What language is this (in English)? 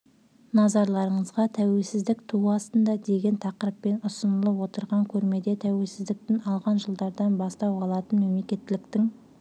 Kazakh